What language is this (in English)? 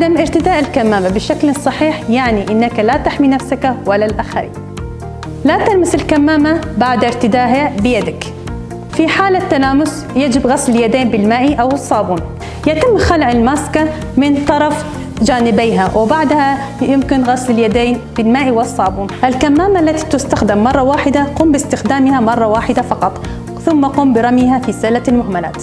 Arabic